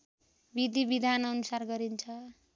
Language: Nepali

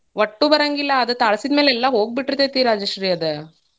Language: Kannada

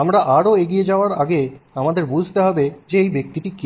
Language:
Bangla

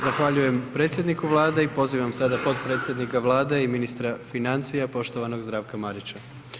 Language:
Croatian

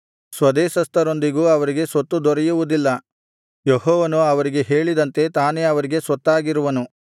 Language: Kannada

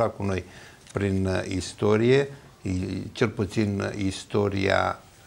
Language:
Romanian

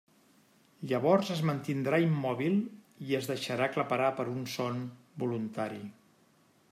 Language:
Catalan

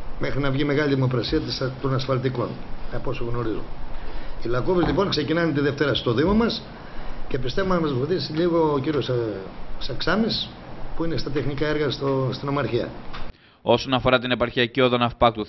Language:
Greek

